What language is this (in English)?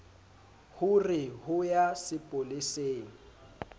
Southern Sotho